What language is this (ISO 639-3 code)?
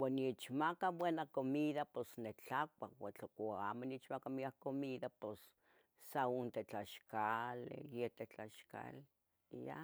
nhg